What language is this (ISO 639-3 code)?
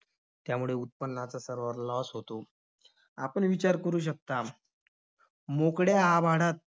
mar